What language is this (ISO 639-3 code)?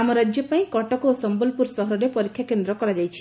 ori